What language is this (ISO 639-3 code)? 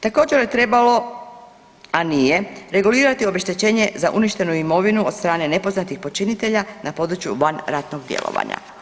hrv